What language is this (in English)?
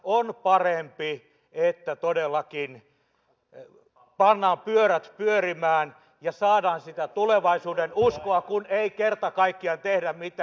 Finnish